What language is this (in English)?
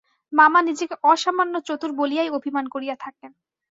Bangla